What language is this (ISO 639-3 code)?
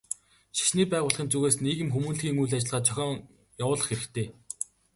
mon